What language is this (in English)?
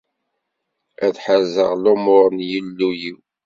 Kabyle